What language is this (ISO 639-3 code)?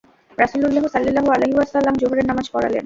ben